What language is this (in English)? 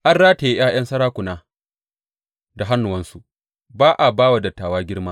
Hausa